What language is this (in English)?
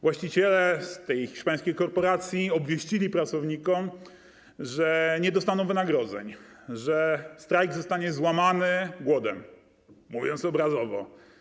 Polish